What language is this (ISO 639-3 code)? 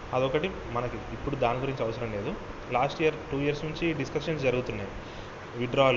tel